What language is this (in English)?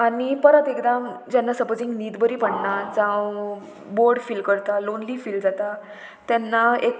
Konkani